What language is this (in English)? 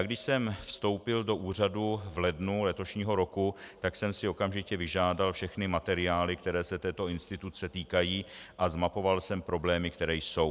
Czech